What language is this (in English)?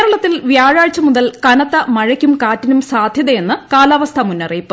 Malayalam